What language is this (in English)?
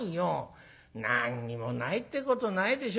Japanese